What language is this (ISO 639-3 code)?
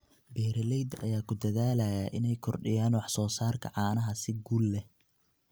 som